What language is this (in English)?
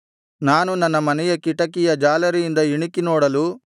Kannada